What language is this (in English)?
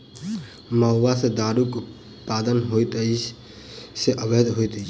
Maithili